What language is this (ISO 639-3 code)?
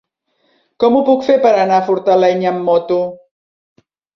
cat